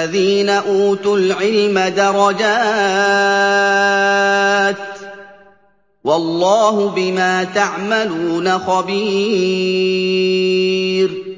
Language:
Arabic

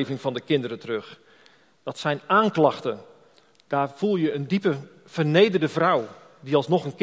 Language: Dutch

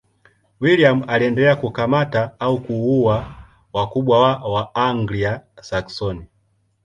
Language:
Swahili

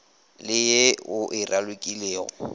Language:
Northern Sotho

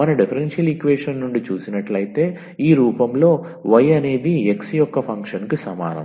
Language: Telugu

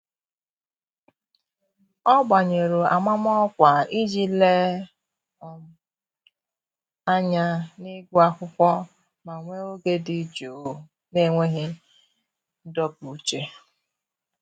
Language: Igbo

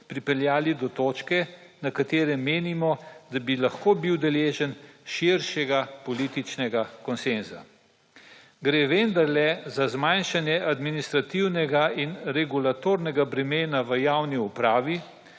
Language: Slovenian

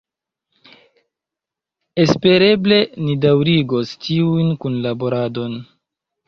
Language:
Esperanto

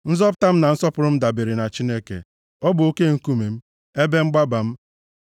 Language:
Igbo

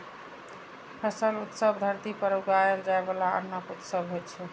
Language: Maithili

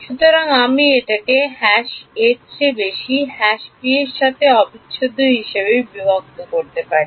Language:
Bangla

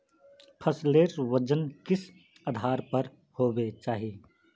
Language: Magahi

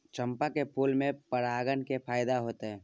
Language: Maithili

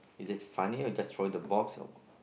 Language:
English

